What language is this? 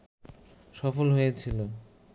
Bangla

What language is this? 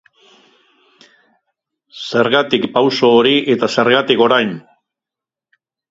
Basque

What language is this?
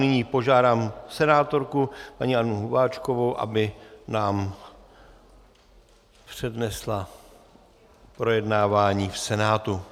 Czech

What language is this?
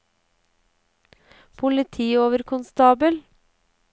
Norwegian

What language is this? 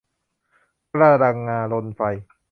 Thai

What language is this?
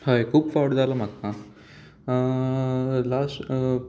Konkani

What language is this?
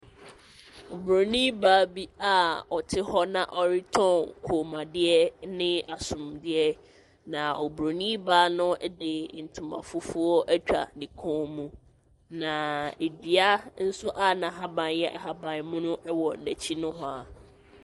Akan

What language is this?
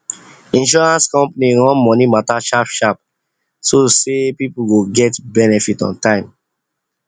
Nigerian Pidgin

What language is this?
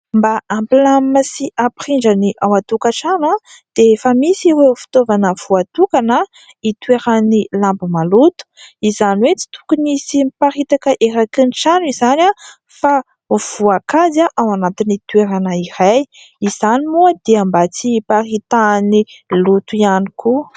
Malagasy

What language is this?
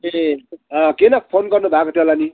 Nepali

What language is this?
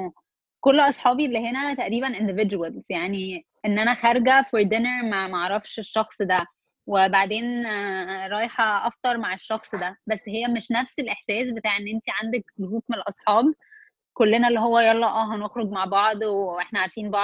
Arabic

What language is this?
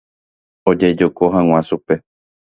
Guarani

